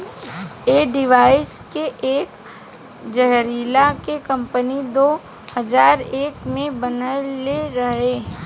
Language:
Bhojpuri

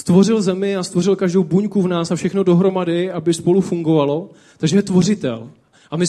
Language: Czech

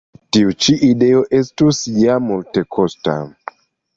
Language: Esperanto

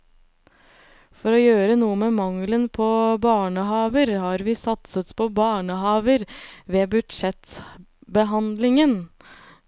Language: Norwegian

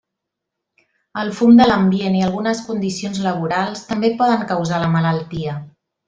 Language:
Catalan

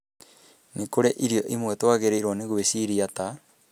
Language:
Kikuyu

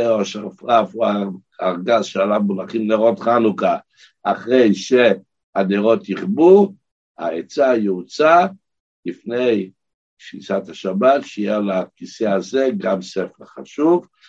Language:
Hebrew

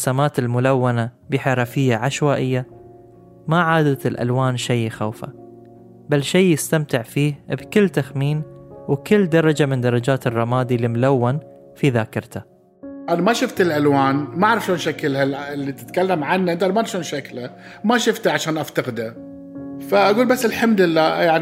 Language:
Arabic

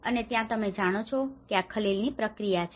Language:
Gujarati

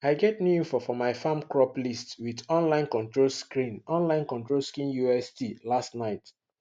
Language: Nigerian Pidgin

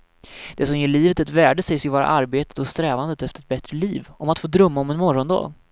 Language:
Swedish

